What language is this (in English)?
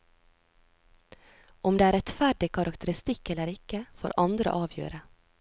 Norwegian